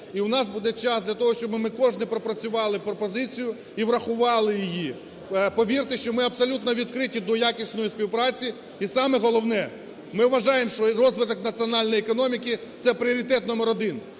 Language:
Ukrainian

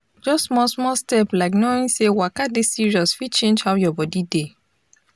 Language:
Nigerian Pidgin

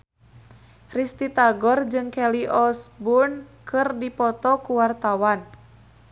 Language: Sundanese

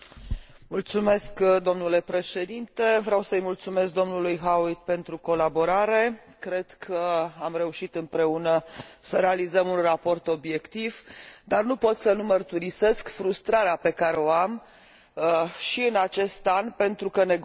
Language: Romanian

